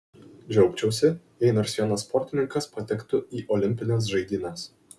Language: Lithuanian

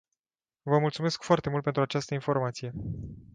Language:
Romanian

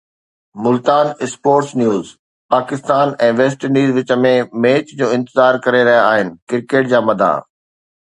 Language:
Sindhi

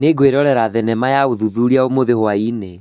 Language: Kikuyu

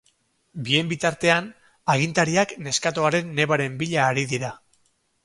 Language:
Basque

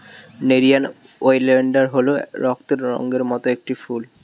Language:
Bangla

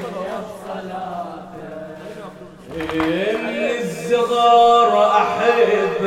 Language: Arabic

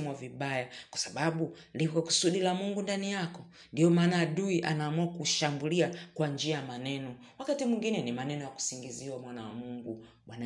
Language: Swahili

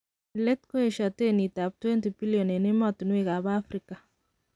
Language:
Kalenjin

